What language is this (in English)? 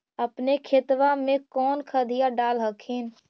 Magahi